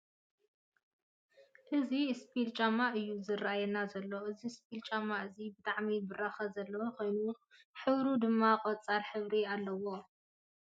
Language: Tigrinya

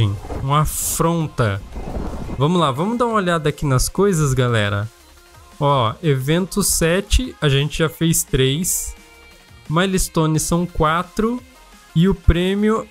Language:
Portuguese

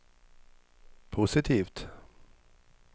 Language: Swedish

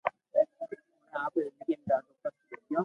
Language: Loarki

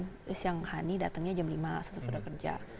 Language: Indonesian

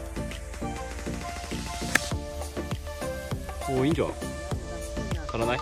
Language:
Japanese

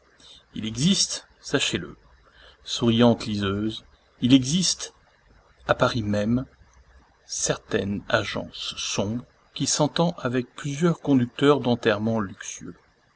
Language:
French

